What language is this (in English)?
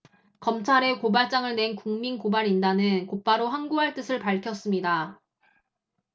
Korean